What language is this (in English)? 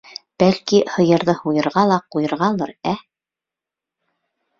Bashkir